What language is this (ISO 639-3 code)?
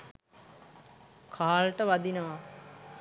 sin